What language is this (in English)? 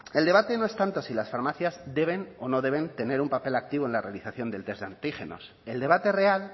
Spanish